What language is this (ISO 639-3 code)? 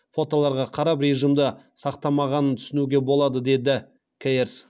kaz